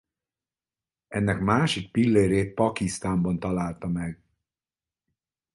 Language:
Hungarian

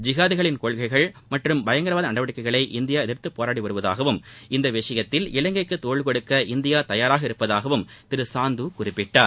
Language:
Tamil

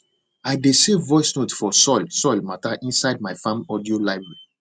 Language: Nigerian Pidgin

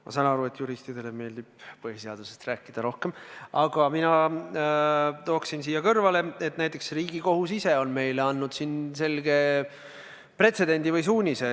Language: Estonian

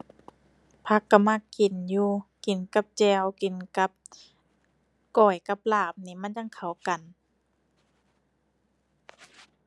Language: Thai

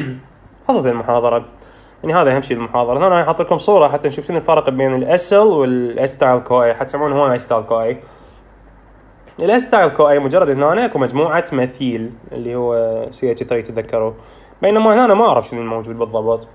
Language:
Arabic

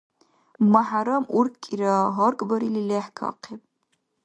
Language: Dargwa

